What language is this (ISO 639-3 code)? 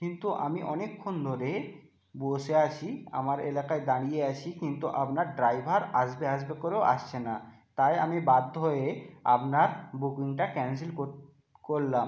ben